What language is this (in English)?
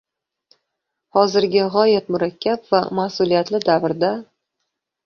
Uzbek